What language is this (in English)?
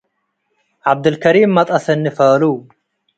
Tigre